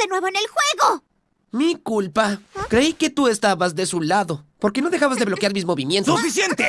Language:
Spanish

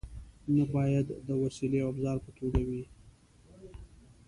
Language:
Pashto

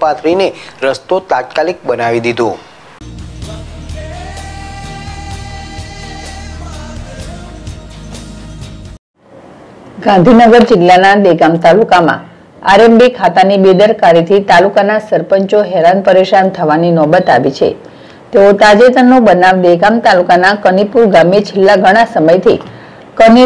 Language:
Gujarati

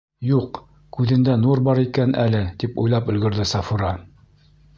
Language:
Bashkir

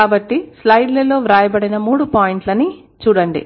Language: Telugu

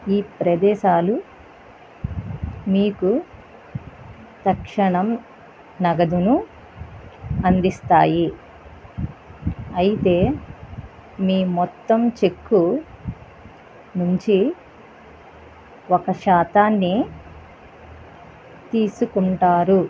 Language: Telugu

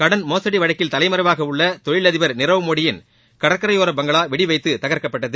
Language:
Tamil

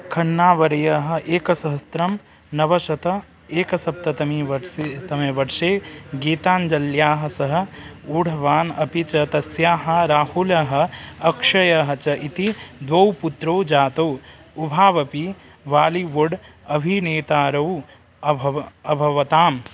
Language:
Sanskrit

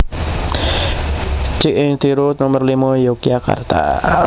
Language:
Javanese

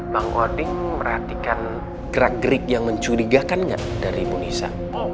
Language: Indonesian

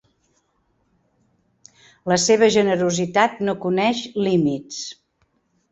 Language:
Catalan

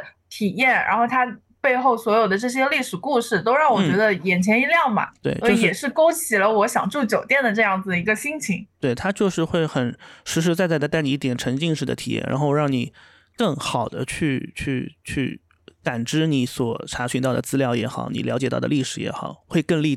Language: Chinese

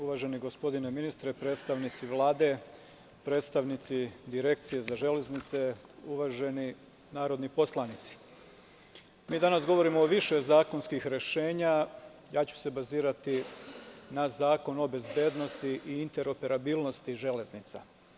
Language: Serbian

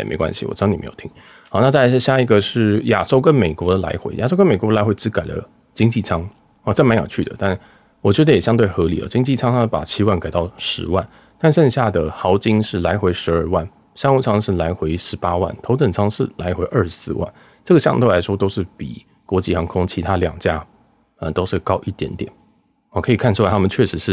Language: Chinese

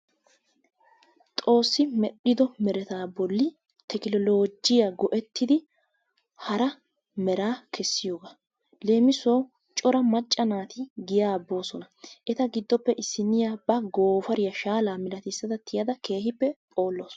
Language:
Wolaytta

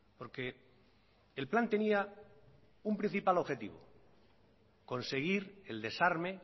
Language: Spanish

